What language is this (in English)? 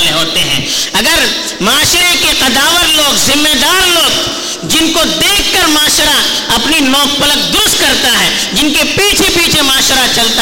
Urdu